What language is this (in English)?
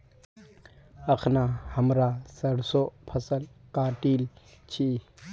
Magahi